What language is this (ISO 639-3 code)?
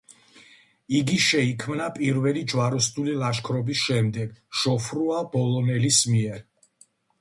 kat